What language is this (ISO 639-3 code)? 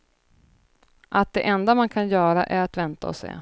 swe